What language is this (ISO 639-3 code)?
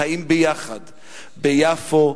heb